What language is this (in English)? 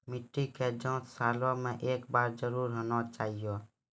Maithili